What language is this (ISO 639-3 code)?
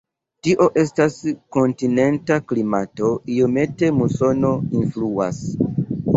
epo